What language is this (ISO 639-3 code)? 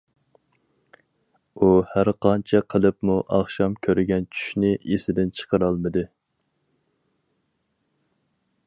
uig